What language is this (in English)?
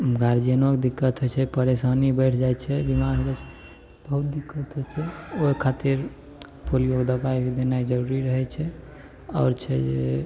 Maithili